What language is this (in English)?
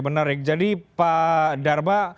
Indonesian